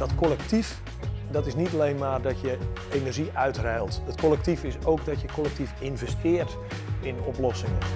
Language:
Dutch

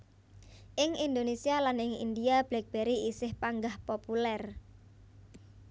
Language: Javanese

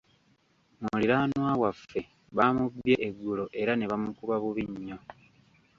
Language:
Ganda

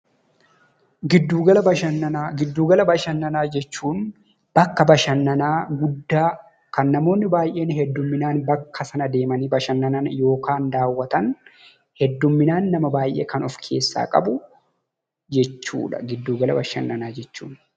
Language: Oromo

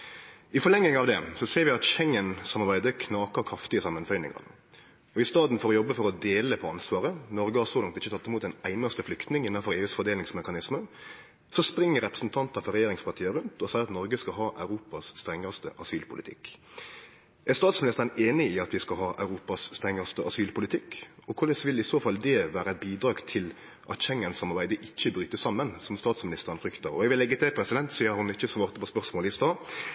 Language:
Norwegian Nynorsk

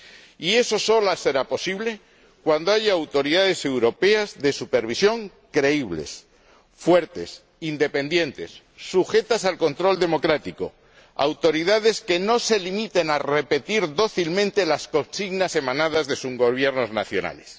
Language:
Spanish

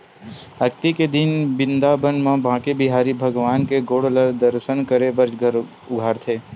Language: Chhattisgarhi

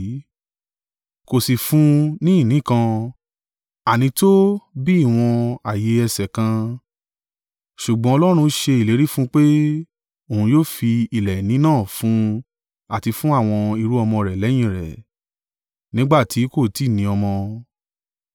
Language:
Yoruba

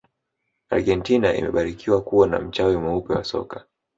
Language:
Swahili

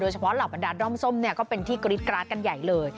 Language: Thai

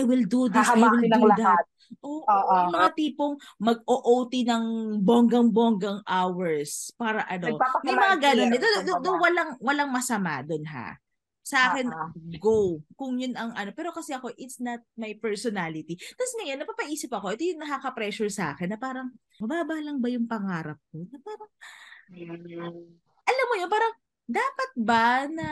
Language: Filipino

